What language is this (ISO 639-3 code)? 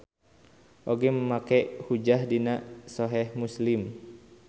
sun